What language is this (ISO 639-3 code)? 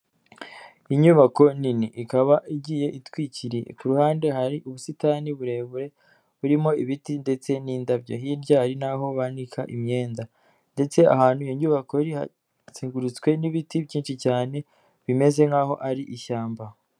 kin